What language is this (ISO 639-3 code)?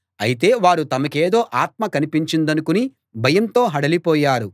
tel